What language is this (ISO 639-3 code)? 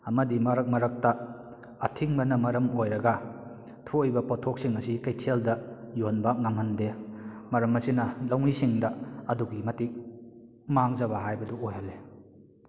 mni